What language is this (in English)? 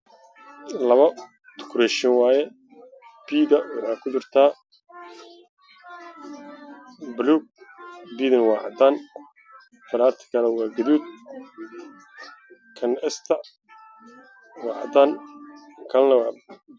Somali